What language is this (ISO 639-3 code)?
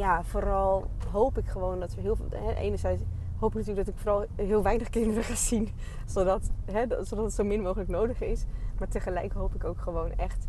nld